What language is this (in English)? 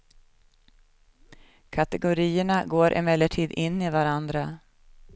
Swedish